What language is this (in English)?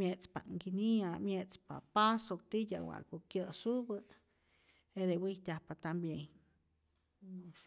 Rayón Zoque